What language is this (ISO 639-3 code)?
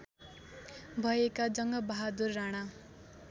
nep